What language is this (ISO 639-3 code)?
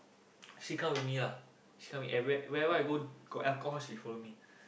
eng